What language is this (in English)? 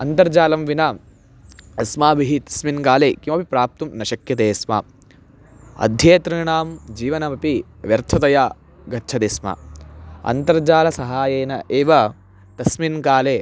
Sanskrit